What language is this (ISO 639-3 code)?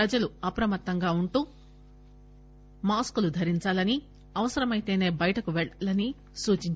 tel